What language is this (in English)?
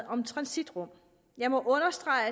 Danish